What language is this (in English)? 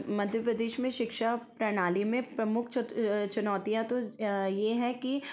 Hindi